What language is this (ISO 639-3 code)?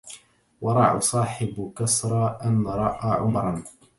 ara